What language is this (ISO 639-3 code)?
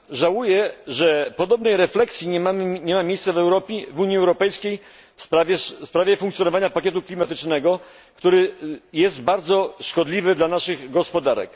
pol